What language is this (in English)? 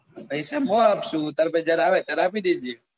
Gujarati